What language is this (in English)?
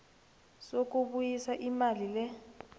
South Ndebele